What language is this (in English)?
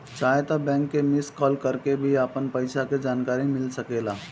Bhojpuri